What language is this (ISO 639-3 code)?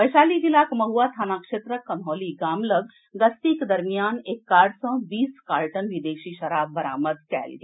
mai